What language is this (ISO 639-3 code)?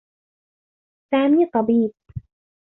ara